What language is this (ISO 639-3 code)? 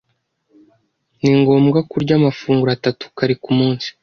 kin